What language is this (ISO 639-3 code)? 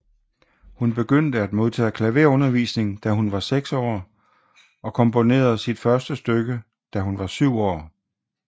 dan